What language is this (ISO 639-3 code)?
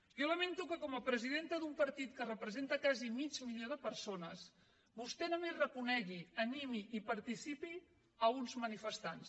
cat